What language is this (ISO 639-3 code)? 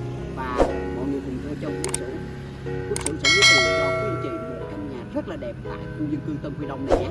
vie